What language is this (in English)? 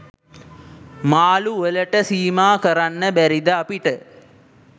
Sinhala